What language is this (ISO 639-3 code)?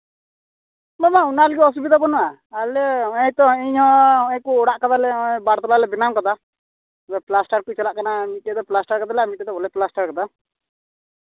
sat